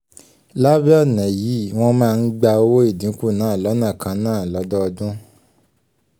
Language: Yoruba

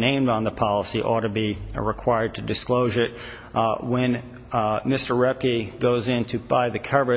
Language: English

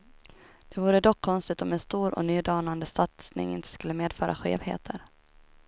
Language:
Swedish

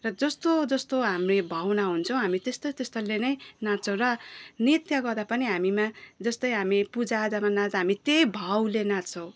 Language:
Nepali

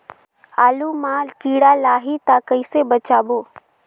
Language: Chhattisgarhi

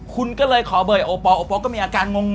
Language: Thai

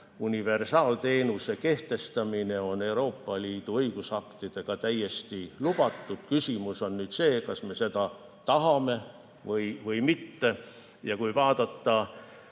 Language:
Estonian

